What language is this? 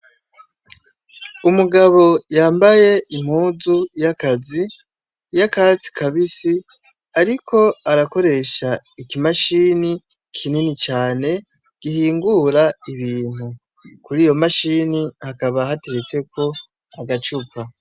Rundi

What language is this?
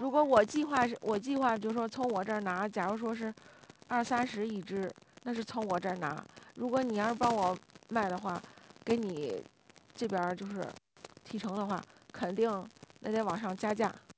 Chinese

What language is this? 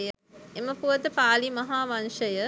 Sinhala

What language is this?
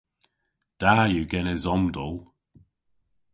Cornish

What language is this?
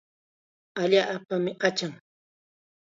Chiquián Ancash Quechua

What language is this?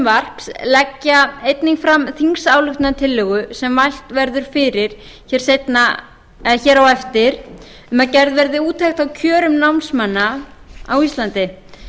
Icelandic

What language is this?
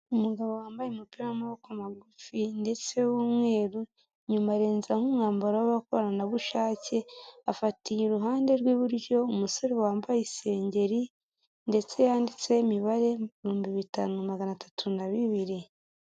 Kinyarwanda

